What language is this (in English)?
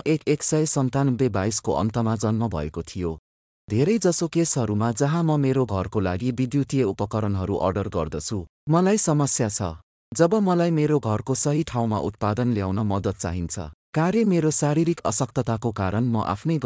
Marathi